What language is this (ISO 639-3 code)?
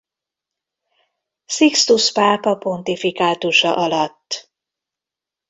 hun